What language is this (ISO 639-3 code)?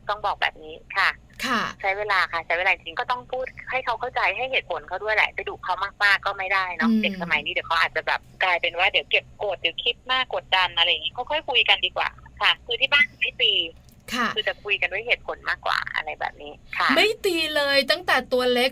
tha